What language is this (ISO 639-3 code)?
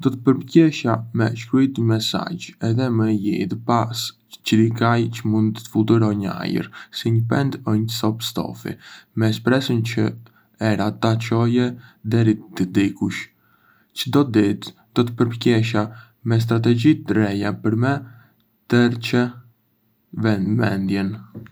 aae